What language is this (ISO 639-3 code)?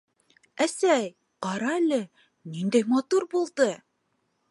bak